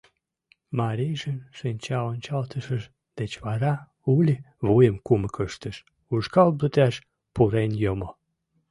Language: Mari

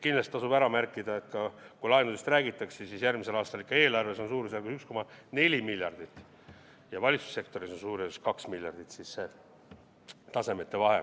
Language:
Estonian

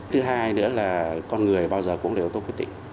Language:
Vietnamese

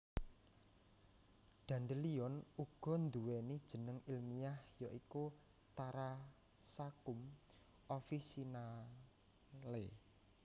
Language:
Javanese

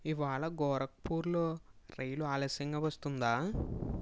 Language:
Telugu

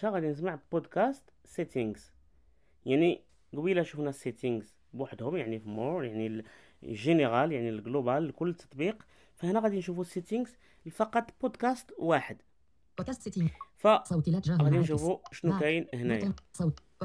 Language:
Arabic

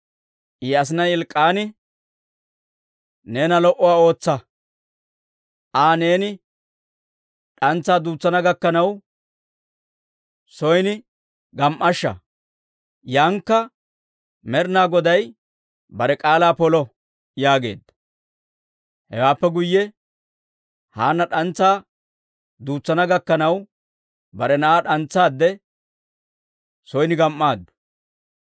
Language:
Dawro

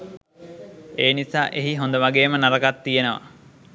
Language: Sinhala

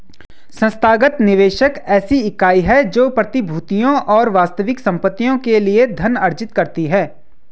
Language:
Hindi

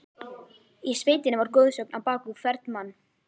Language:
Icelandic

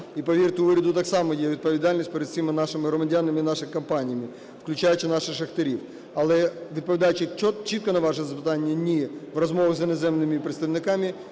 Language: Ukrainian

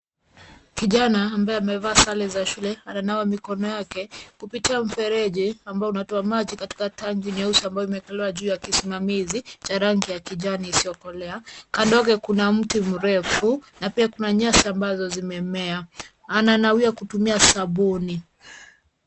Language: Swahili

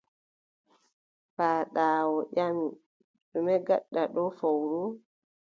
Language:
Adamawa Fulfulde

